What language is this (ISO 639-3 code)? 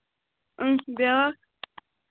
kas